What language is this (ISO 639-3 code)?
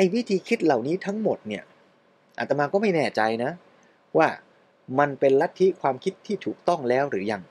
tha